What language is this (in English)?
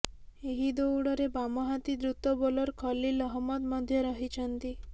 Odia